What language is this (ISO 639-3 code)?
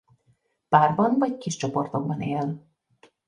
hun